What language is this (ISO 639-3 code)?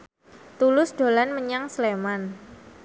jav